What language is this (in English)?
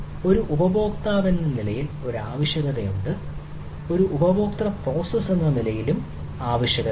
Malayalam